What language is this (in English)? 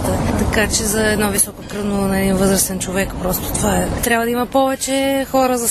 Bulgarian